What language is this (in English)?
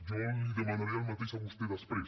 Catalan